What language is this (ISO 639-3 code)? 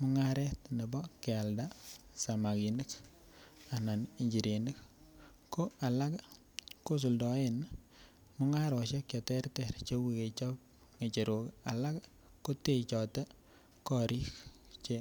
kln